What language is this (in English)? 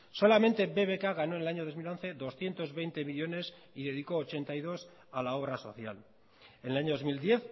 Spanish